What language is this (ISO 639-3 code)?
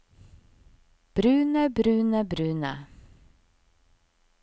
nor